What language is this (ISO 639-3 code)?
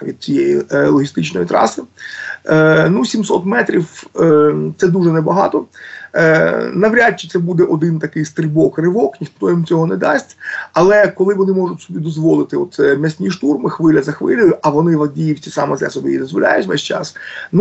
ukr